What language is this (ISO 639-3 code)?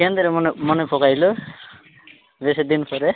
ori